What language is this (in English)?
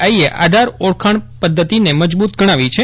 Gujarati